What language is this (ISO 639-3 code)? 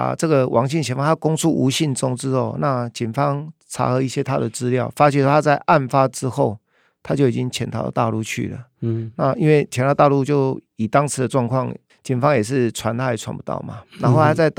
zho